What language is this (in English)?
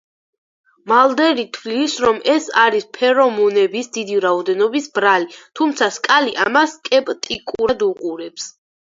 Georgian